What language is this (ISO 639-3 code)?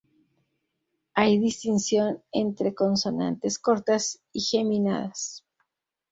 spa